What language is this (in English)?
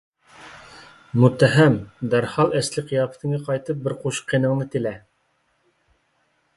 Uyghur